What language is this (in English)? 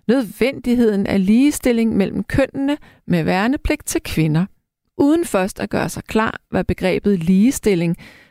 Danish